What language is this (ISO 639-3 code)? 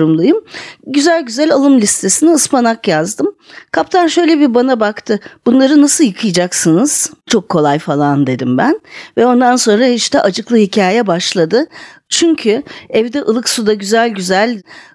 tur